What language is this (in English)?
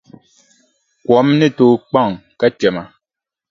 Dagbani